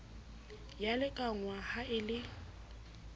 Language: Southern Sotho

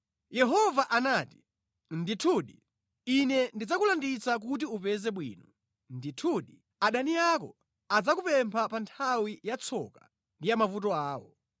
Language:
Nyanja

